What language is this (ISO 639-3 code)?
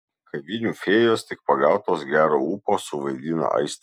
lit